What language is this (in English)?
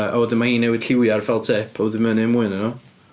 Welsh